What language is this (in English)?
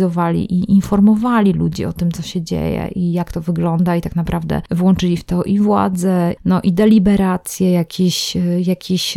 Polish